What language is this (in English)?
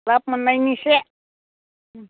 Bodo